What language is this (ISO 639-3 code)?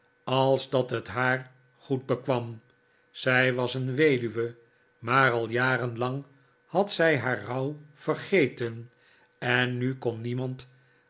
nld